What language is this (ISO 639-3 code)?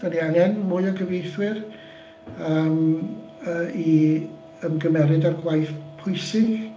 cym